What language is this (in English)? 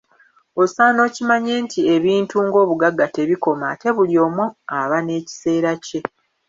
Ganda